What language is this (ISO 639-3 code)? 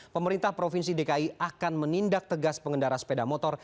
ind